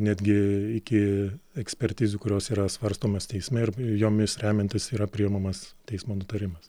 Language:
Lithuanian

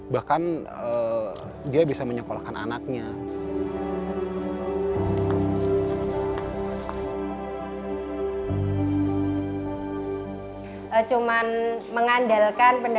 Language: Indonesian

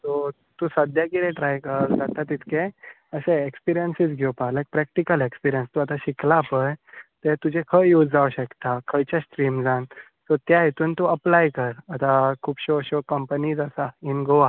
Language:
Konkani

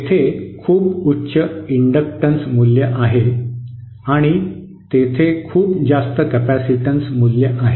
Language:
Marathi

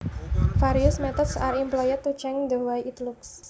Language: Javanese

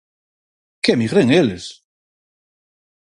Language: Galician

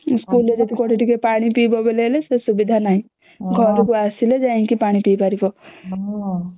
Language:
Odia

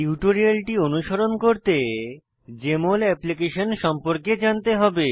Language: Bangla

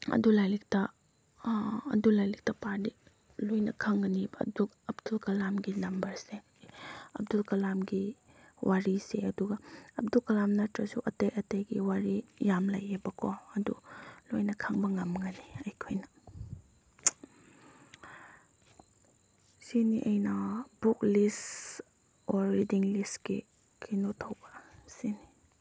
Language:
Manipuri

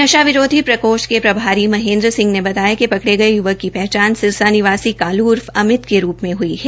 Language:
Hindi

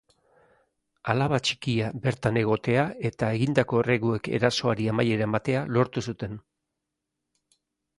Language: Basque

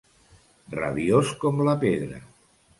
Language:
Catalan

